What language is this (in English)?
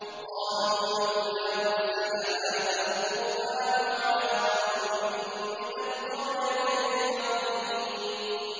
Arabic